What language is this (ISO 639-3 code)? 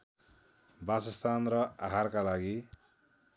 nep